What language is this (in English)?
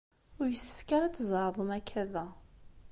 Kabyle